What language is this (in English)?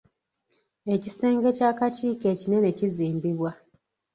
Ganda